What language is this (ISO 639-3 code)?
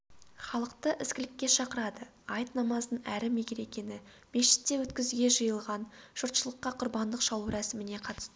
kaz